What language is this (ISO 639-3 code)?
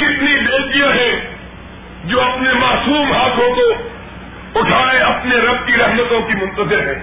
urd